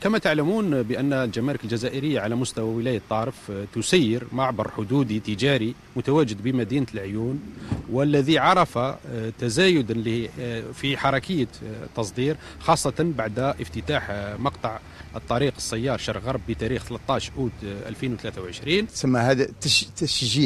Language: Arabic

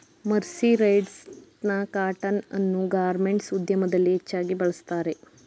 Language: Kannada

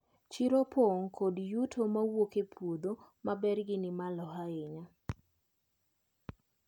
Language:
Luo (Kenya and Tanzania)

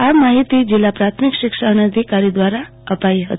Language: Gujarati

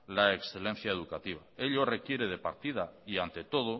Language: Spanish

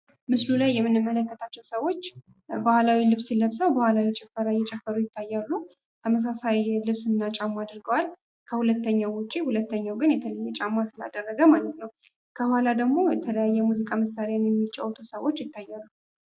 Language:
Amharic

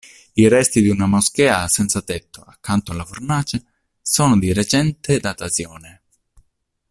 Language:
Italian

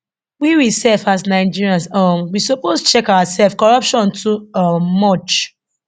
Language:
Nigerian Pidgin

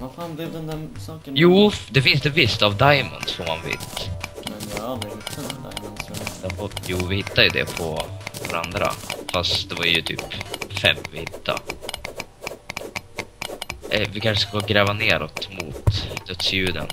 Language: Swedish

